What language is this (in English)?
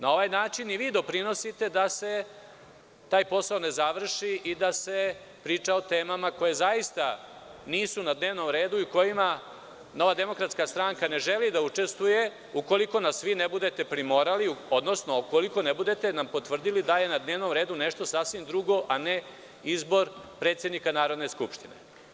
Serbian